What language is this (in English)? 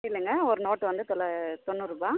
Tamil